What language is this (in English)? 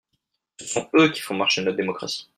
French